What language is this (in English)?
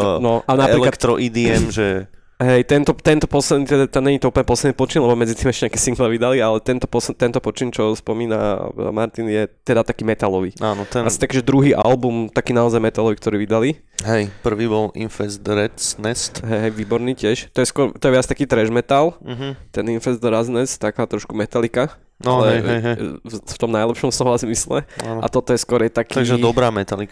Slovak